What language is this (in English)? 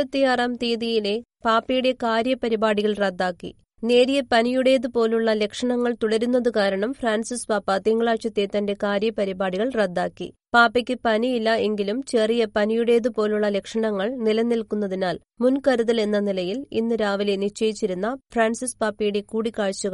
Malayalam